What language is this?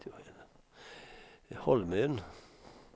Swedish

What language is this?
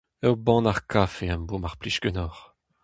Breton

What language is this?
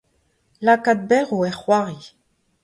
Breton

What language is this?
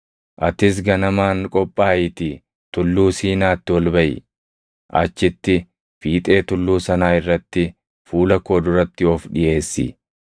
Oromo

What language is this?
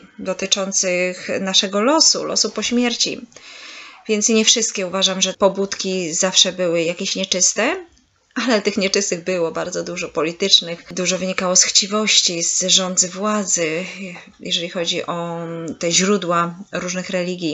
Polish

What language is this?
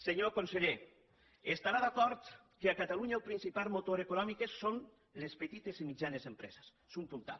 Catalan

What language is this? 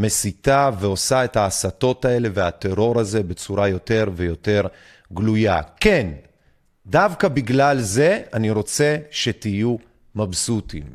Hebrew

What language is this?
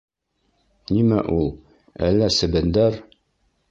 Bashkir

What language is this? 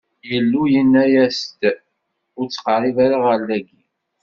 Kabyle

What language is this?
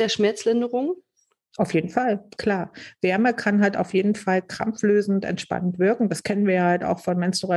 German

